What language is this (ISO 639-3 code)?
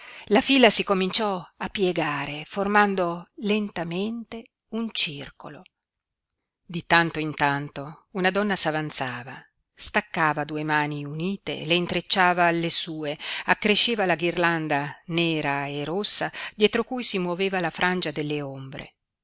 ita